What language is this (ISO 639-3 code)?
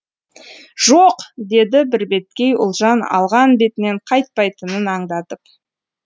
kaz